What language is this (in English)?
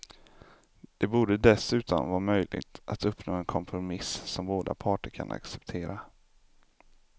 Swedish